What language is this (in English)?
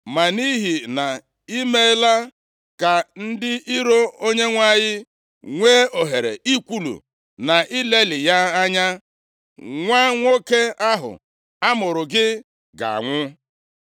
Igbo